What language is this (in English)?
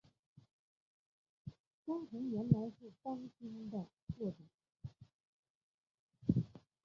Chinese